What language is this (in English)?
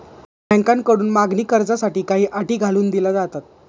Marathi